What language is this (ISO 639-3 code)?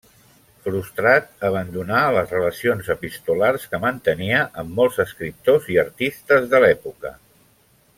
cat